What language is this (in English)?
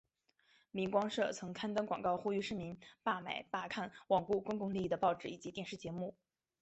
Chinese